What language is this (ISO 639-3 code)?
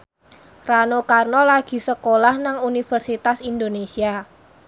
jav